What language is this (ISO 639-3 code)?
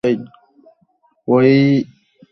ben